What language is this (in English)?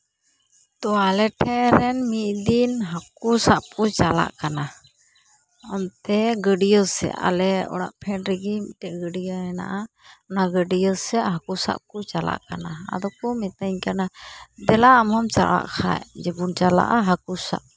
Santali